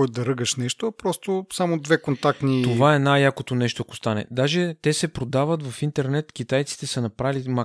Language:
Bulgarian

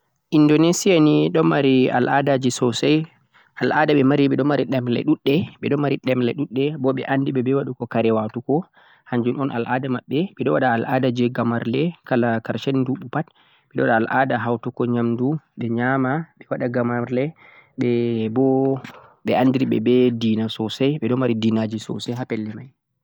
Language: Central-Eastern Niger Fulfulde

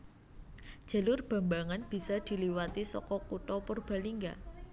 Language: Javanese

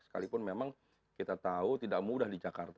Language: Indonesian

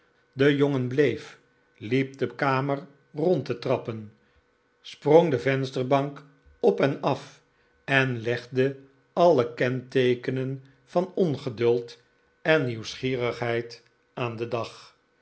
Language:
Dutch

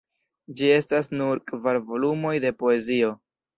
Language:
Esperanto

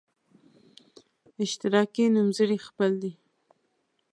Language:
Pashto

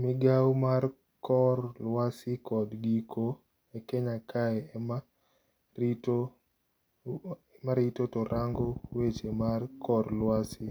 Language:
Luo (Kenya and Tanzania)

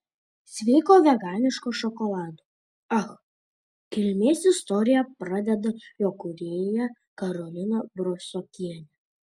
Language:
Lithuanian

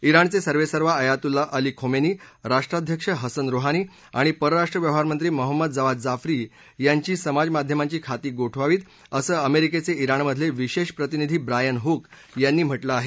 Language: Marathi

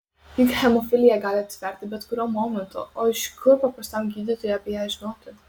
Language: Lithuanian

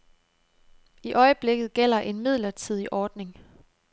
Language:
Danish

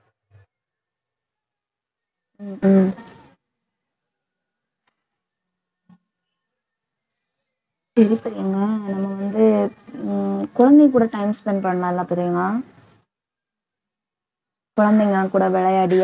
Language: Tamil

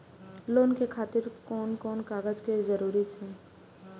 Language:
Maithili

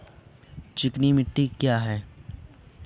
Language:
Hindi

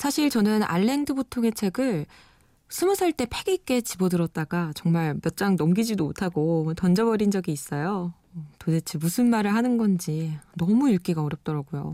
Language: Korean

